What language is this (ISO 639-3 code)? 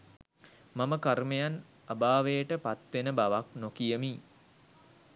sin